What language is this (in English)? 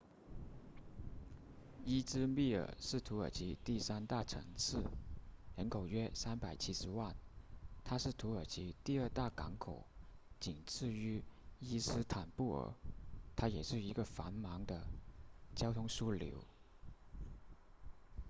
Chinese